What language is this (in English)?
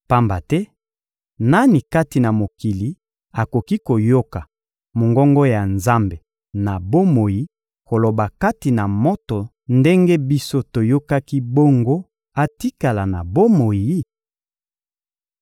Lingala